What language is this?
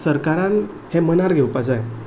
Konkani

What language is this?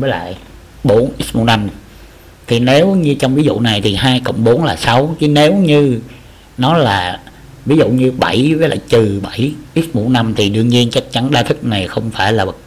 Vietnamese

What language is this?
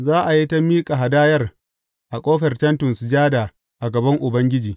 Hausa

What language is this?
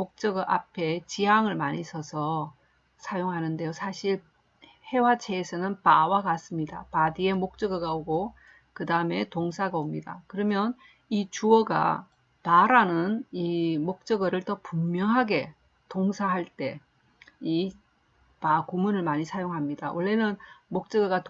Korean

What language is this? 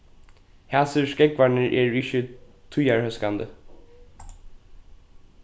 Faroese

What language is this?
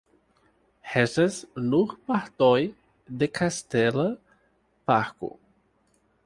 Esperanto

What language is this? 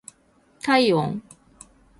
Japanese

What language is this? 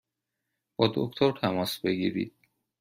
Persian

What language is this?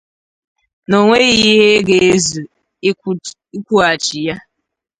Igbo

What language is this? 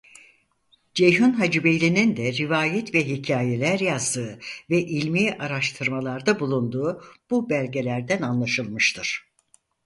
Turkish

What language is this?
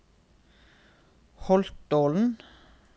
Norwegian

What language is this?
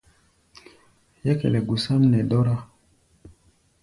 Gbaya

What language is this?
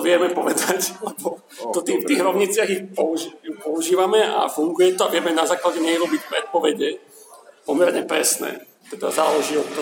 Slovak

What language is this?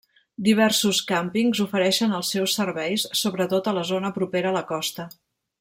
Catalan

